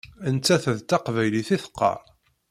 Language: Kabyle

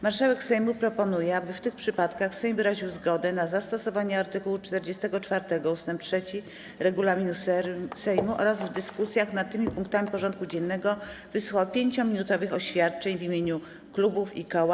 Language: Polish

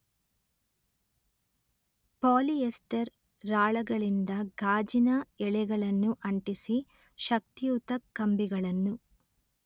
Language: Kannada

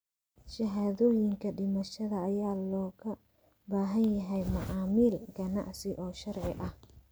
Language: Somali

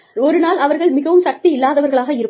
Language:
Tamil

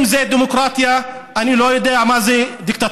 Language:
Hebrew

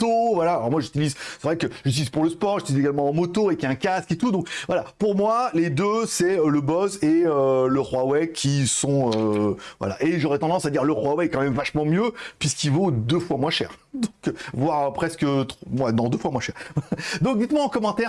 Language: French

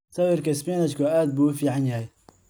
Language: Somali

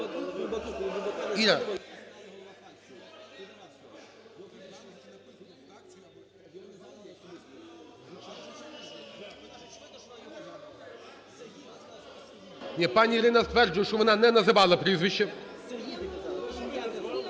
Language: Ukrainian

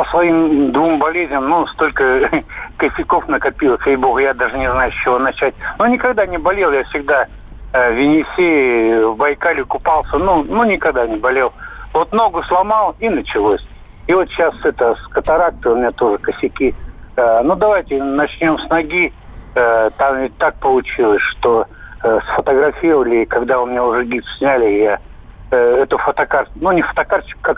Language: Russian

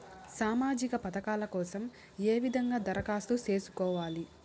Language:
Telugu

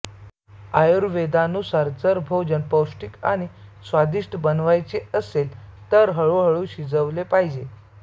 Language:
Marathi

